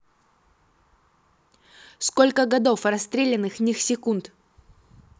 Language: Russian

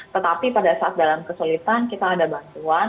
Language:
Indonesian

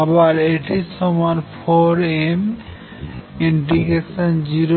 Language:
Bangla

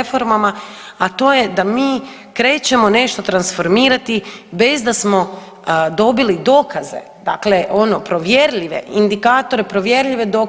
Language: Croatian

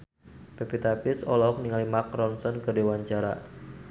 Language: Sundanese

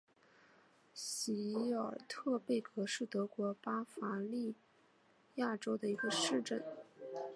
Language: Chinese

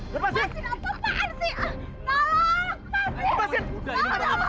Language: Indonesian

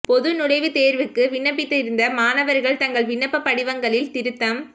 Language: Tamil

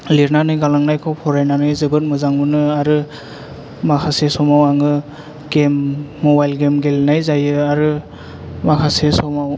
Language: Bodo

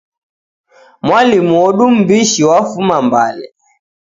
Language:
Taita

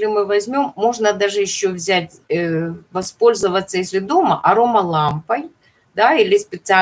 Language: Russian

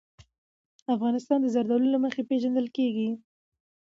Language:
Pashto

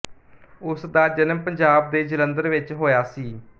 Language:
Punjabi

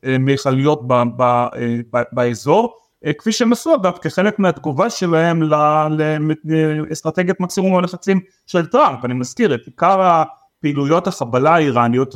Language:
Hebrew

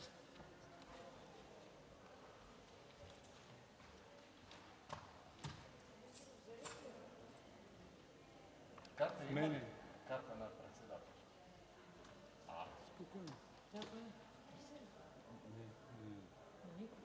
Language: Bulgarian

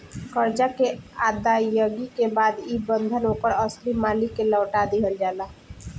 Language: Bhojpuri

